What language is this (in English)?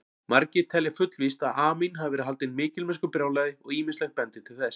Icelandic